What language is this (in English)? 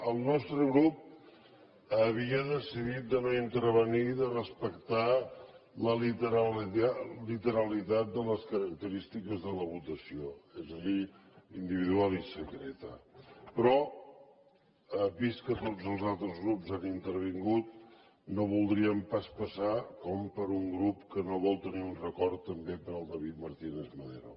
Catalan